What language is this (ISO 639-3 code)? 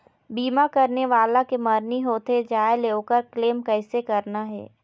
hne